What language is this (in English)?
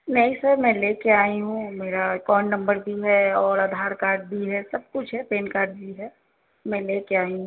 Urdu